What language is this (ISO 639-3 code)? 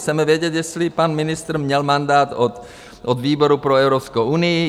ces